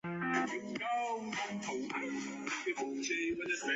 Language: Chinese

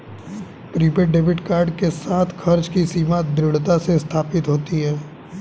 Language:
Hindi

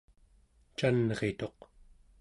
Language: Central Yupik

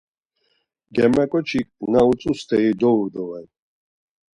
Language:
Laz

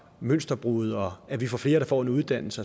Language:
Danish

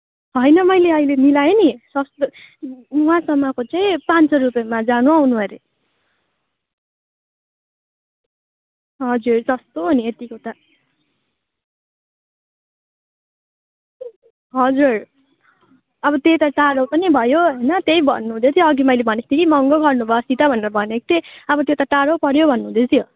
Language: Nepali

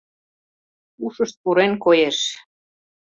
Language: Mari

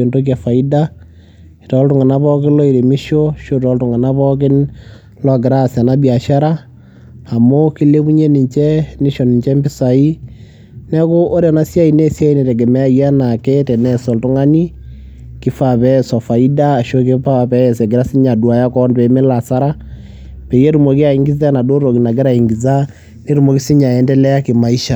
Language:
Masai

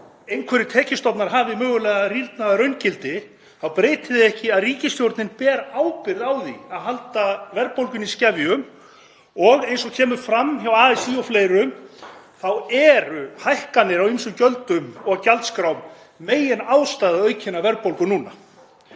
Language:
Icelandic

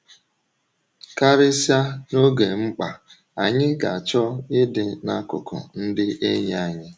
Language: Igbo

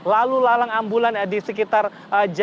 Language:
Indonesian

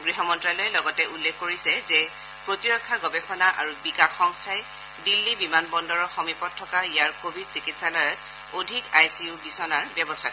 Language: Assamese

